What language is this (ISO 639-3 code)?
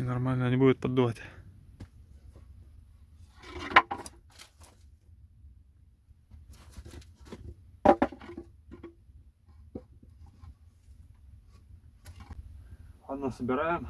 rus